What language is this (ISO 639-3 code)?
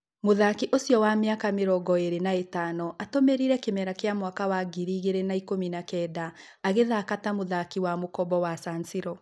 kik